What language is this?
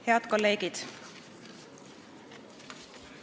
Estonian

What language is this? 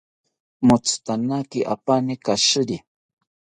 South Ucayali Ashéninka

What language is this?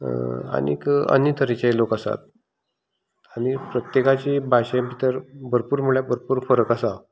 Konkani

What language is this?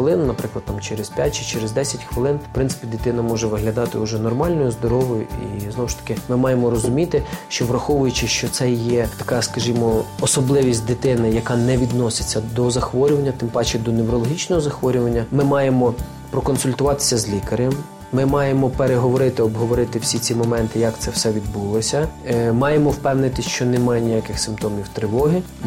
Ukrainian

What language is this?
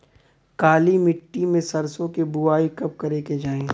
Bhojpuri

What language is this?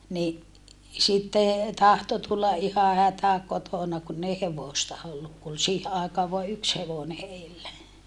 Finnish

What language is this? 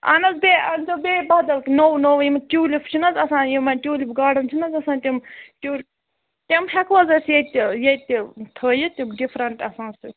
Kashmiri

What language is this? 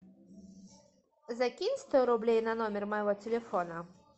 Russian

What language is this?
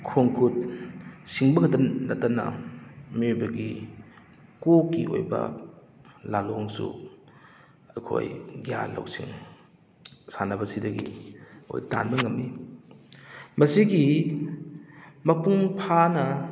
Manipuri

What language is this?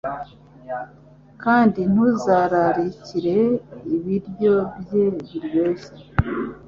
Kinyarwanda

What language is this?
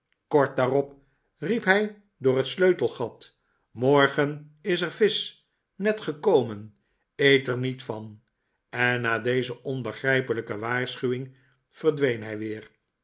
Dutch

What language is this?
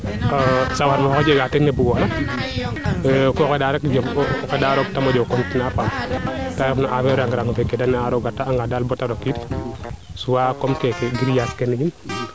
Serer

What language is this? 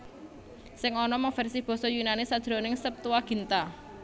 Javanese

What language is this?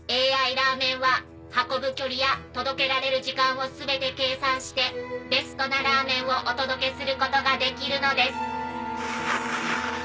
Japanese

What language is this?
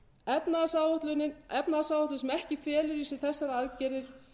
Icelandic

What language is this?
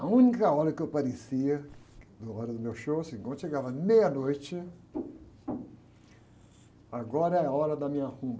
Portuguese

